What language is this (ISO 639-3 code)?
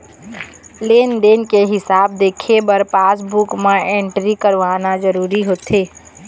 hne